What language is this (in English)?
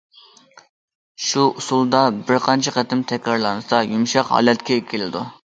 Uyghur